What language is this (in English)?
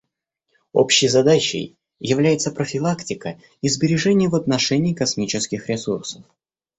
Russian